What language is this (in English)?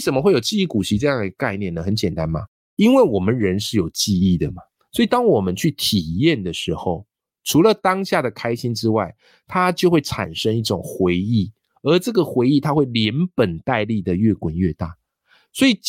Chinese